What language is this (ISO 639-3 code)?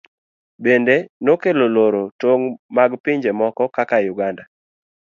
luo